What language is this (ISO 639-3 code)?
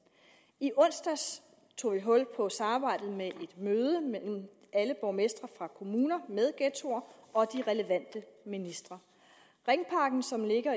dan